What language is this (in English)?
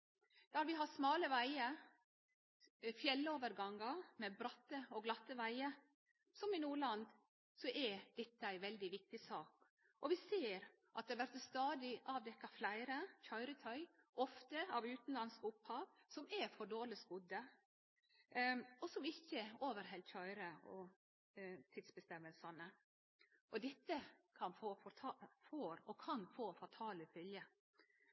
Norwegian Nynorsk